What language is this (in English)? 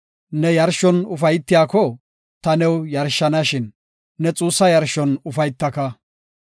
Gofa